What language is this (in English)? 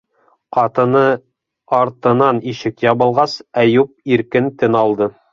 Bashkir